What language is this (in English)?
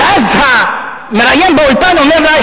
Hebrew